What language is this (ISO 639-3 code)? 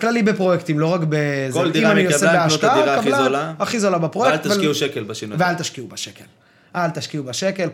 heb